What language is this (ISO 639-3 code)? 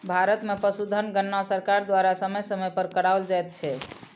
mai